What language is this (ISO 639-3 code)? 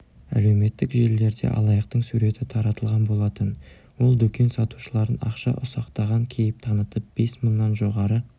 kaz